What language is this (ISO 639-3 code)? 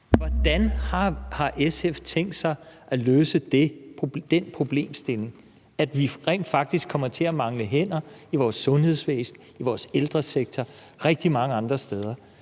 dan